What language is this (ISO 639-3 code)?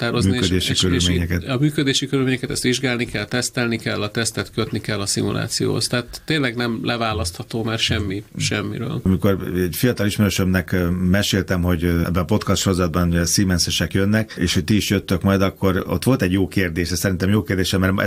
hun